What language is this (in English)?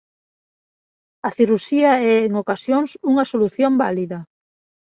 Galician